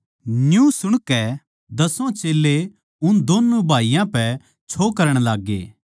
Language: Haryanvi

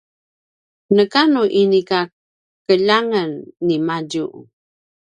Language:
Paiwan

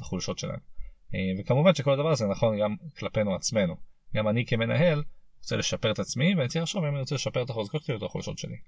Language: Hebrew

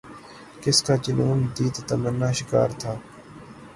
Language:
Urdu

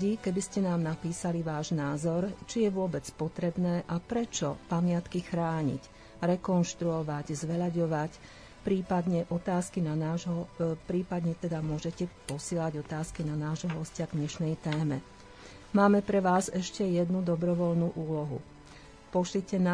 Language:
Slovak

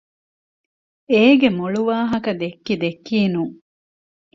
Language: Divehi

